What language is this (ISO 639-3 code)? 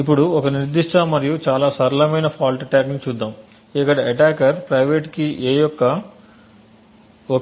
tel